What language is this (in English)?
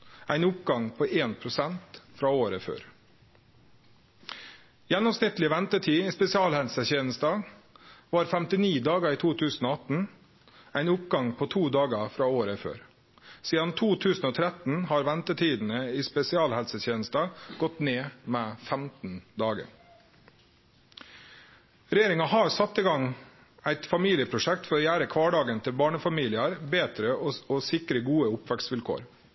Norwegian Nynorsk